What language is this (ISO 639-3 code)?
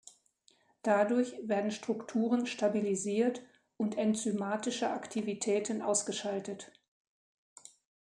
deu